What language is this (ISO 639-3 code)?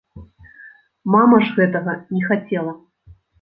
bel